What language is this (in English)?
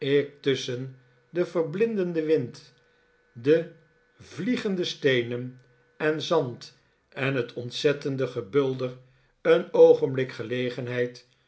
Dutch